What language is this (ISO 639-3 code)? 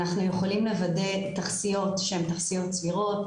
heb